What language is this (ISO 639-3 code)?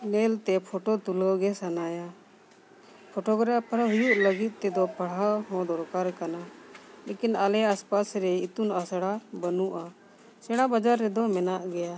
sat